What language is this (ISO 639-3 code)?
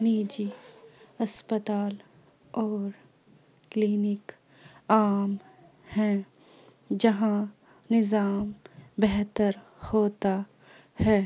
urd